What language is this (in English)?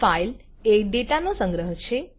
Gujarati